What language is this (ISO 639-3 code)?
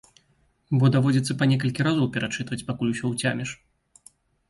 bel